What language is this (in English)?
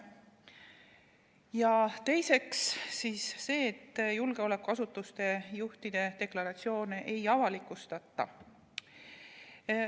Estonian